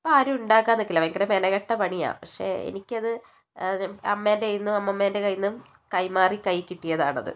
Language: Malayalam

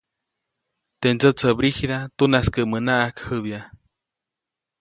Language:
Copainalá Zoque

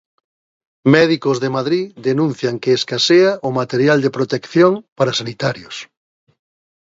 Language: Galician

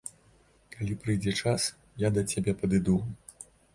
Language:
Belarusian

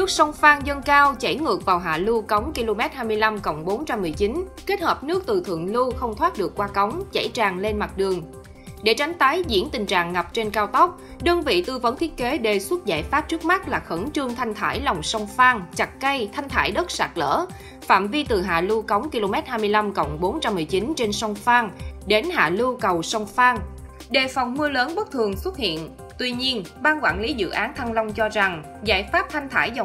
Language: Vietnamese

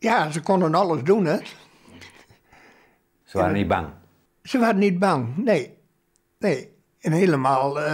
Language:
Dutch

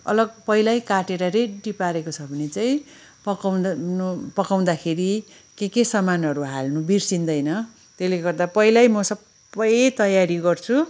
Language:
Nepali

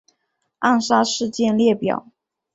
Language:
Chinese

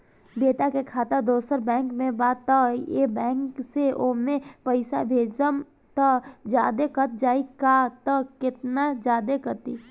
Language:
Bhojpuri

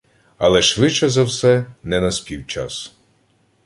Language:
Ukrainian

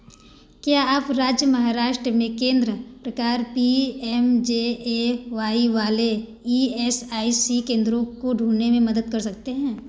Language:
Hindi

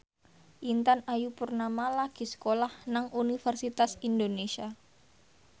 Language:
Javanese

